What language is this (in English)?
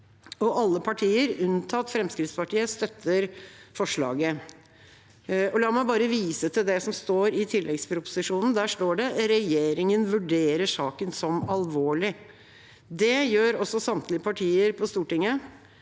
Norwegian